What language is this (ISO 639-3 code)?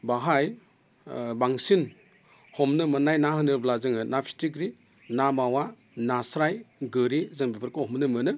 brx